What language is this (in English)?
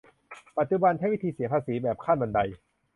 Thai